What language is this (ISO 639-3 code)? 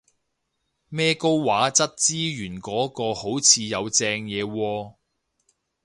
yue